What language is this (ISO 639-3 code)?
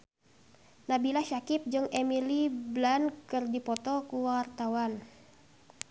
sun